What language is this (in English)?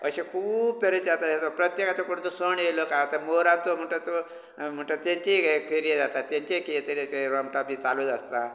Konkani